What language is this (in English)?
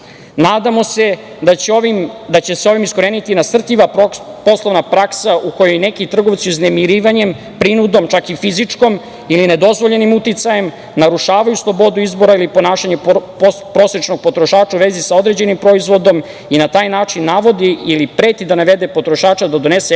Serbian